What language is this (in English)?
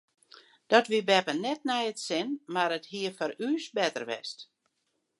Western Frisian